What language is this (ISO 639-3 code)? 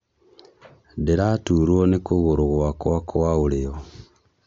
kik